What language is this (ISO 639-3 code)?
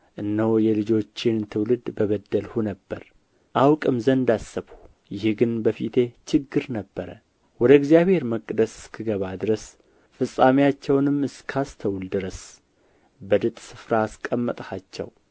amh